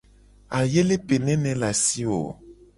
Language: Gen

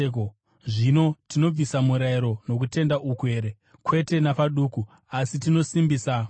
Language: Shona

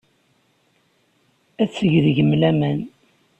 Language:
Kabyle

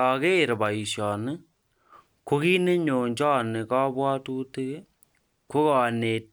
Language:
Kalenjin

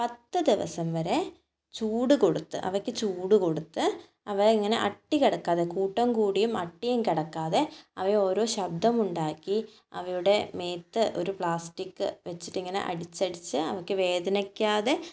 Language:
Malayalam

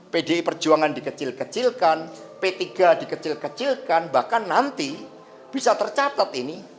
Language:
Indonesian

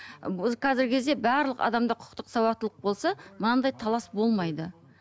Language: Kazakh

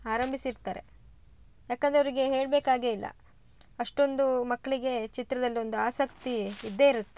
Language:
Kannada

